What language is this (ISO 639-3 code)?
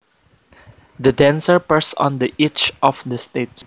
jav